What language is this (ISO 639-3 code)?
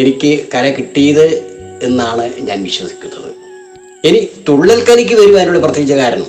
mal